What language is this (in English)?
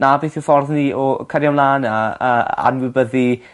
Welsh